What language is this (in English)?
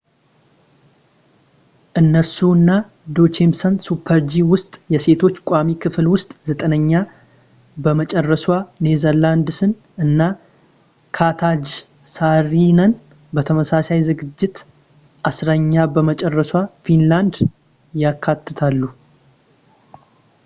Amharic